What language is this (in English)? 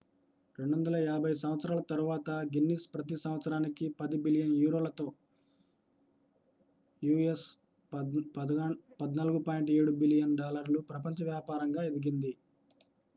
Telugu